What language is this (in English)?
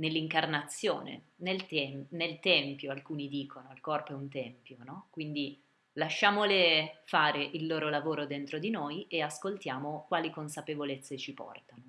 Italian